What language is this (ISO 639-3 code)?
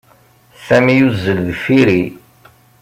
kab